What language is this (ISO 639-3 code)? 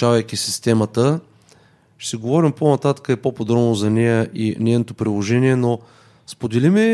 bul